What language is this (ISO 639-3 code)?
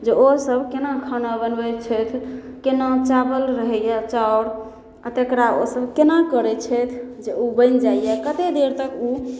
mai